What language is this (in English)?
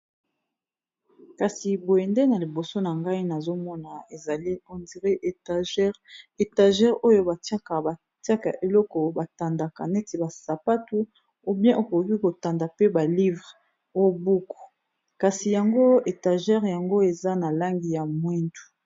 Lingala